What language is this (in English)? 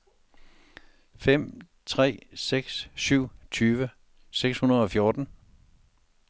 Danish